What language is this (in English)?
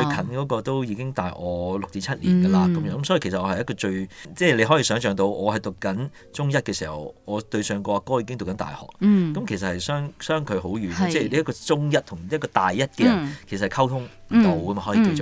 Chinese